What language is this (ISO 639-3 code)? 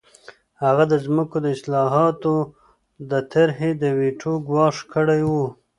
pus